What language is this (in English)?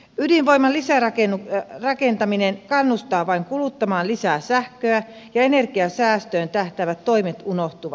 Finnish